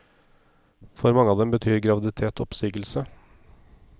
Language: Norwegian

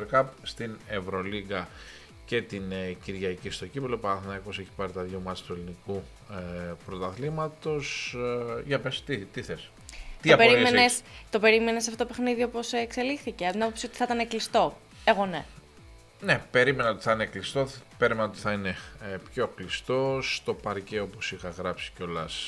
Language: Greek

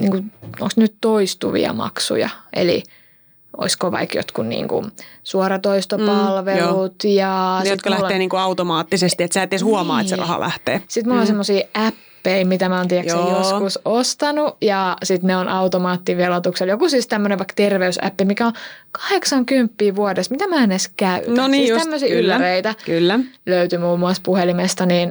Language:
Finnish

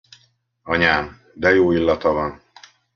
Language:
Hungarian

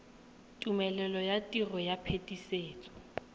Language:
Tswana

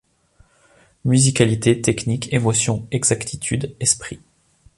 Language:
French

